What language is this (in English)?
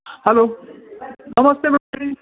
Kannada